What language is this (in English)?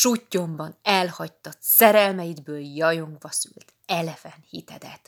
Hungarian